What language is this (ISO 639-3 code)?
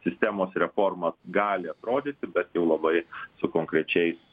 lit